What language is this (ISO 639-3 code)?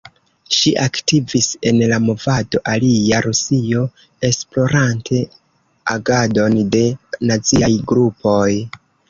epo